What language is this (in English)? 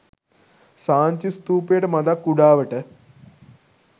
Sinhala